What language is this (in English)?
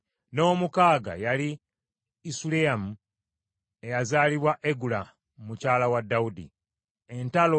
Ganda